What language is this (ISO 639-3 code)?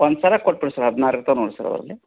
kan